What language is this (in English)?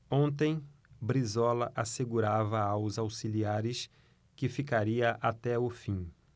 Portuguese